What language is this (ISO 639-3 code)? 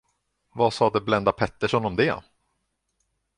swe